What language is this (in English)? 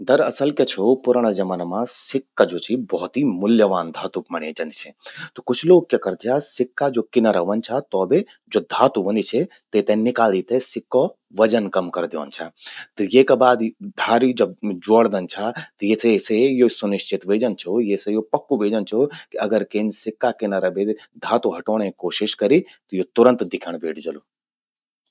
Garhwali